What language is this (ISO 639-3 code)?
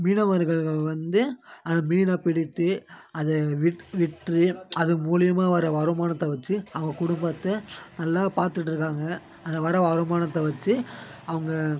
tam